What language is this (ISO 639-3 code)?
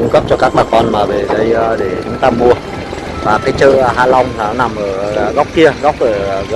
vie